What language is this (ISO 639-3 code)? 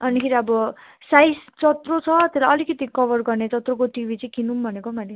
nep